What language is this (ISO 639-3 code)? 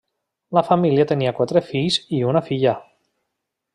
cat